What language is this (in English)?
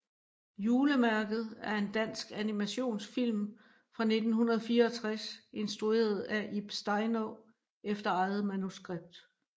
Danish